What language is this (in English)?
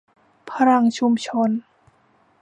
Thai